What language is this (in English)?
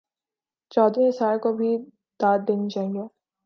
Urdu